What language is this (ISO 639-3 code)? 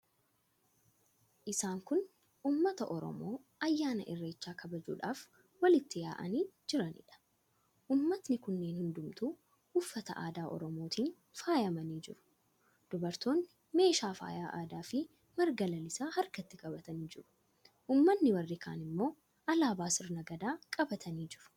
orm